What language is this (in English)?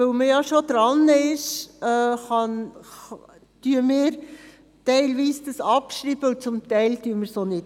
Swiss German